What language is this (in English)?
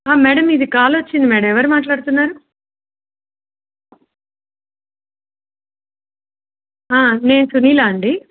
Telugu